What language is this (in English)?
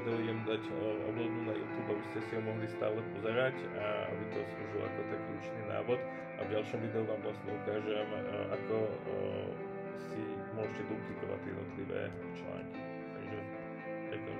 Slovak